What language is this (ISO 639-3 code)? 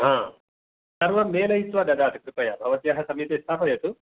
san